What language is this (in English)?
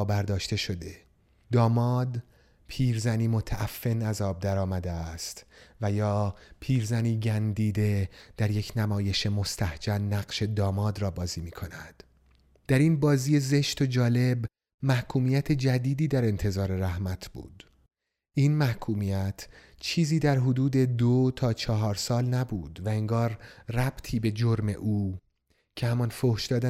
Persian